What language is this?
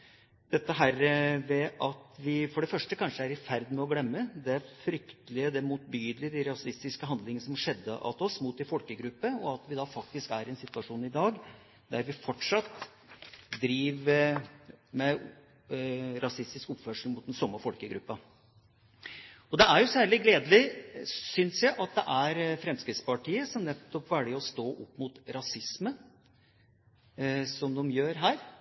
Norwegian Bokmål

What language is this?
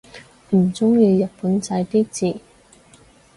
Cantonese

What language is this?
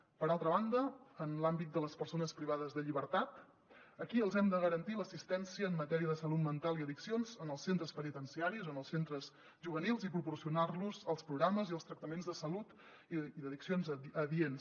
Catalan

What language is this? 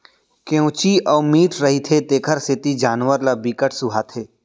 Chhattisgarhi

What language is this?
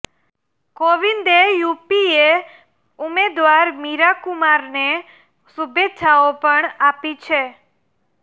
Gujarati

